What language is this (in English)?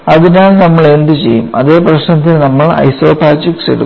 Malayalam